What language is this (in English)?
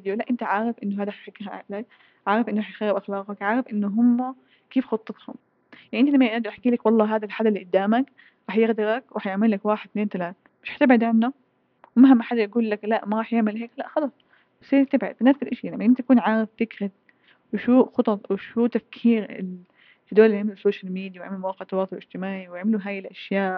Arabic